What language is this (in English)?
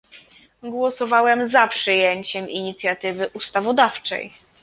Polish